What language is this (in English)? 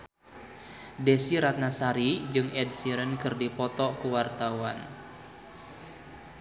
Sundanese